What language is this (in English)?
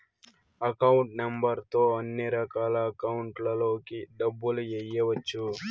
Telugu